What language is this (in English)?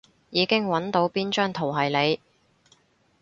Cantonese